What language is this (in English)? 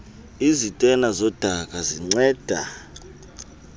Xhosa